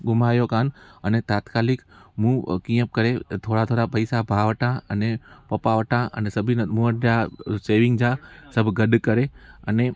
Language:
Sindhi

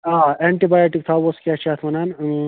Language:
Kashmiri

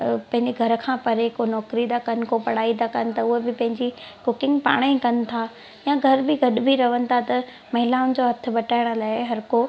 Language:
Sindhi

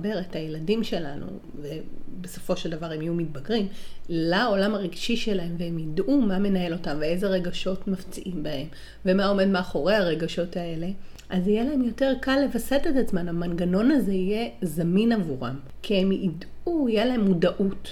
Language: Hebrew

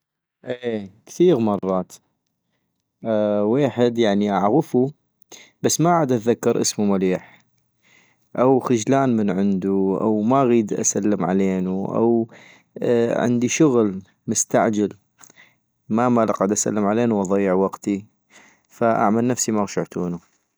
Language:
North Mesopotamian Arabic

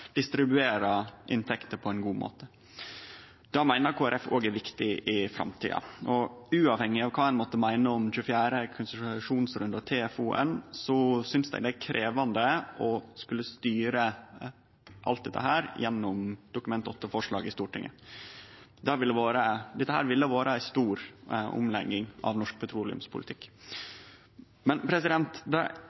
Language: Norwegian Nynorsk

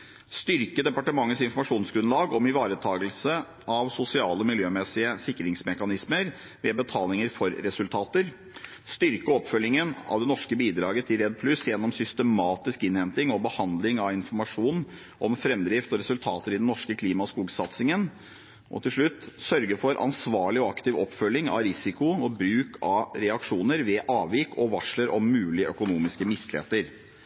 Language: Norwegian Bokmål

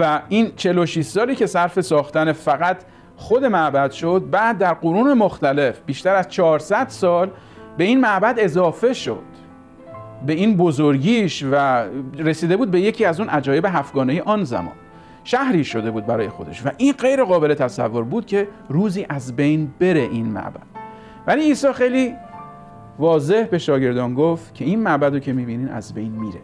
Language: Persian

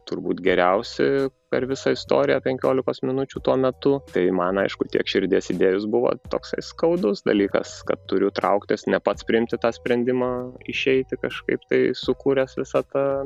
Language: Lithuanian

